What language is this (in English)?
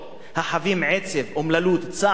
Hebrew